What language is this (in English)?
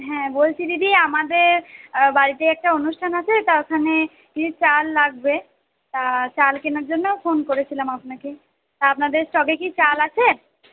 Bangla